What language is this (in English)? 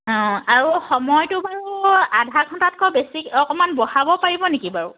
Assamese